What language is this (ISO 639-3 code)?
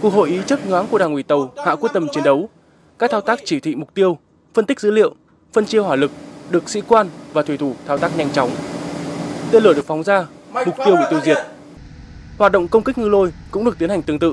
vie